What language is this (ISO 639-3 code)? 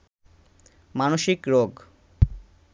ben